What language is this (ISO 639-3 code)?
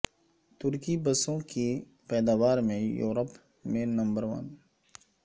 urd